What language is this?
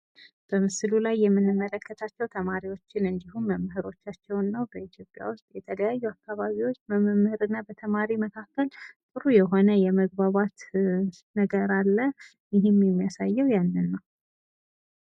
Amharic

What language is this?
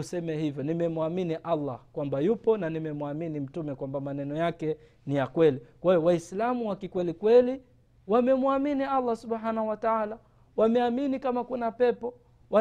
Swahili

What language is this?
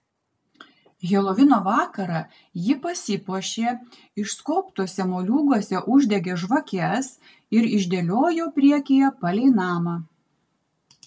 Lithuanian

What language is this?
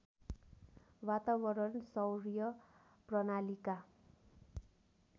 Nepali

